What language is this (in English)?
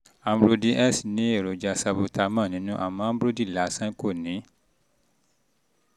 Yoruba